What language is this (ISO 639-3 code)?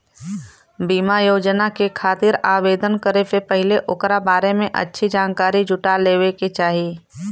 bho